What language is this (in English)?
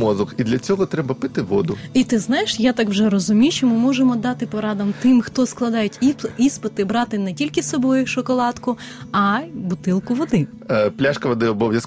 Ukrainian